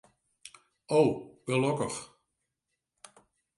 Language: Western Frisian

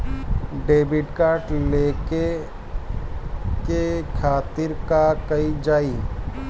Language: Bhojpuri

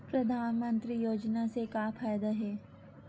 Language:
Chhattisgarhi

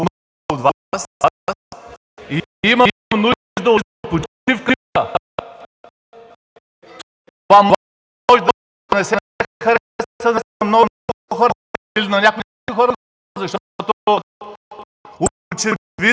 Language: Bulgarian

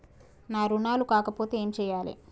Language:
Telugu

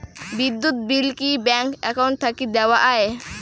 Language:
Bangla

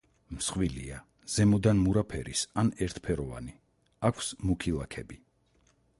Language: Georgian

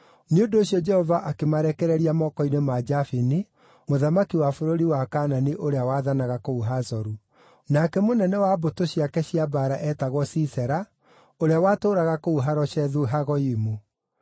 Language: Kikuyu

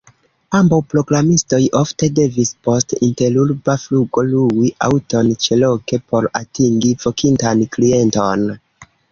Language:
Esperanto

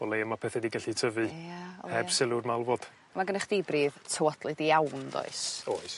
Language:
Welsh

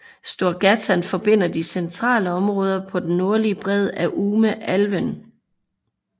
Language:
Danish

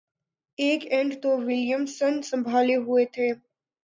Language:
Urdu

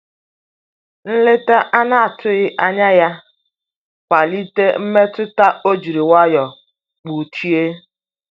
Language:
Igbo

